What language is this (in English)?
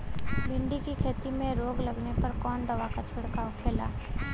Bhojpuri